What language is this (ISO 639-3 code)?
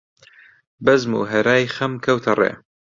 ckb